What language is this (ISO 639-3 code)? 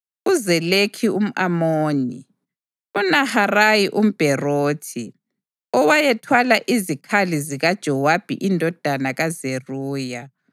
nde